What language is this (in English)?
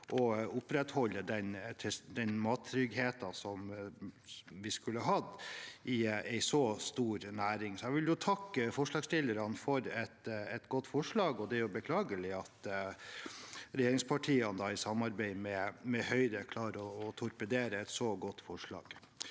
Norwegian